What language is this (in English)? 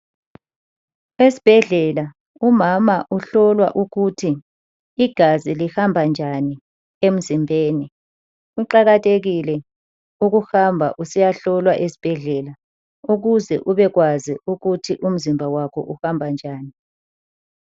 North Ndebele